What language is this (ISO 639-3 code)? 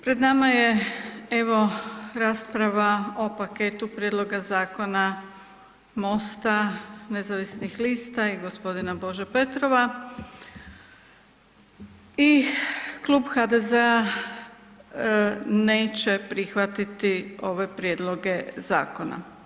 hrv